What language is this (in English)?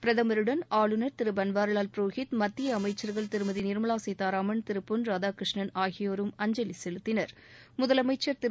Tamil